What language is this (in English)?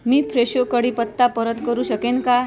Marathi